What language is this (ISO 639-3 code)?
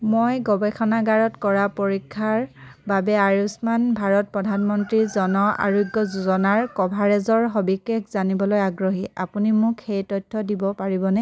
asm